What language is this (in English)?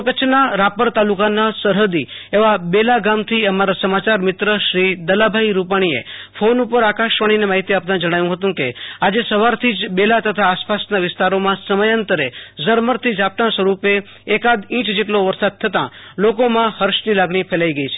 Gujarati